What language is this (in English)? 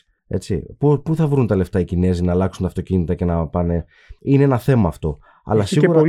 Greek